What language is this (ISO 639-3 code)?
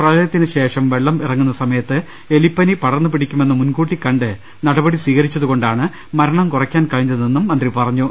mal